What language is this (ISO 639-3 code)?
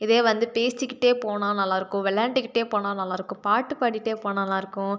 tam